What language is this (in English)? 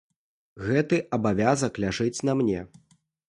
Belarusian